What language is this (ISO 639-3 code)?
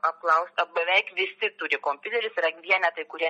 lit